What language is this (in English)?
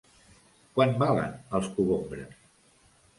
Catalan